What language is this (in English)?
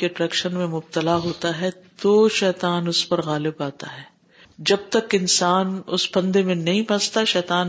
Urdu